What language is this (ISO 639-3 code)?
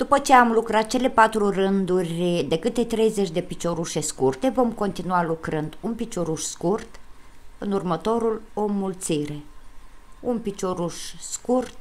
ron